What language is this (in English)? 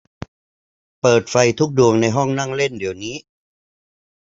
Thai